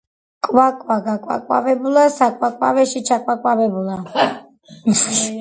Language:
Georgian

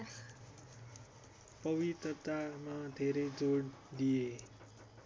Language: Nepali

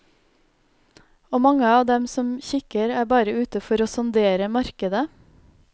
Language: Norwegian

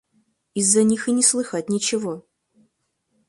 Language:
Russian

